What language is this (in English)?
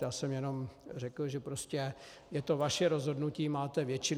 Czech